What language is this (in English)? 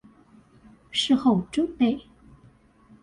Chinese